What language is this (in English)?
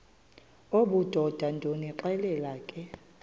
Xhosa